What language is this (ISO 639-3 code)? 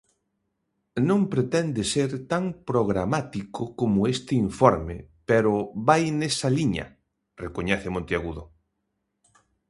glg